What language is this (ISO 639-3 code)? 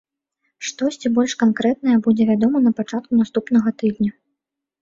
bel